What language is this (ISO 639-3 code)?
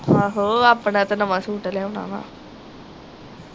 pan